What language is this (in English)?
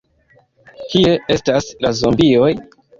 Esperanto